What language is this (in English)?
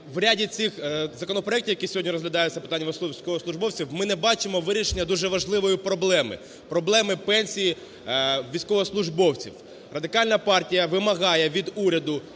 Ukrainian